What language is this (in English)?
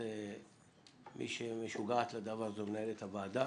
Hebrew